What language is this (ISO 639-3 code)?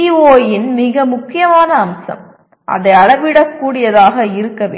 tam